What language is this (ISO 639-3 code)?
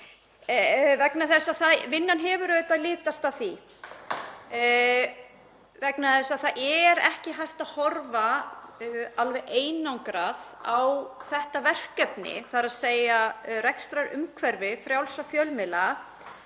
isl